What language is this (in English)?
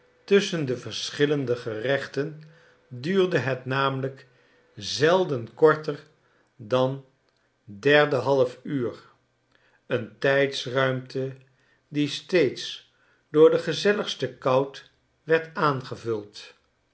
Dutch